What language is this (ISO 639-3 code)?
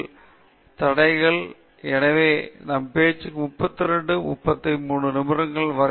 tam